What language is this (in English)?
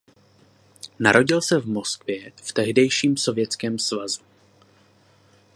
Czech